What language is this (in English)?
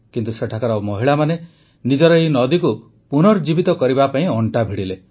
Odia